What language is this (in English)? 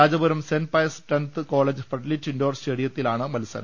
Malayalam